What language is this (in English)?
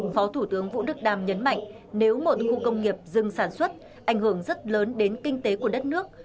Vietnamese